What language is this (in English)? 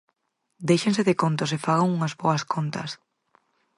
Galician